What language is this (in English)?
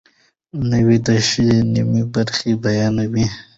Pashto